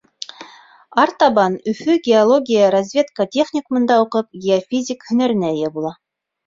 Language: Bashkir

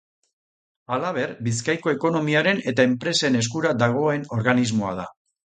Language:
Basque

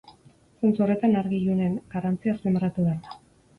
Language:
Basque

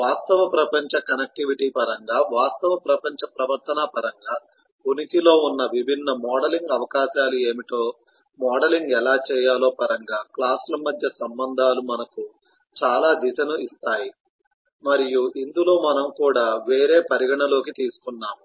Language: Telugu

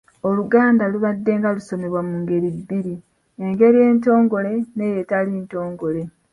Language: Ganda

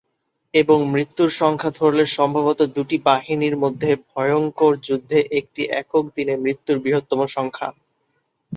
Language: Bangla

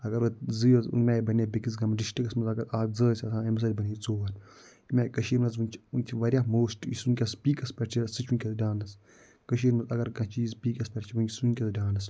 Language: Kashmiri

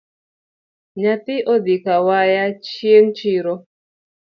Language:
Luo (Kenya and Tanzania)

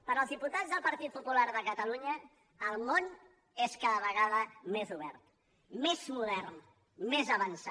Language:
Catalan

